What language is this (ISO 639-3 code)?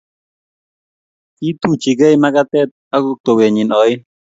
kln